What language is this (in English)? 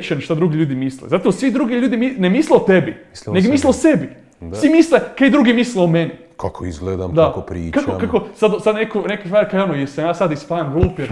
Croatian